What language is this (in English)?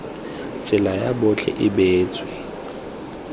Tswana